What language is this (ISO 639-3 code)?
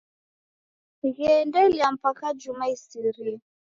dav